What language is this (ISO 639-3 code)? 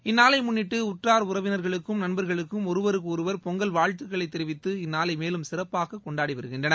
tam